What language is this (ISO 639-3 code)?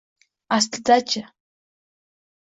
uzb